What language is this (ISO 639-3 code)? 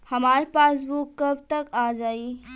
bho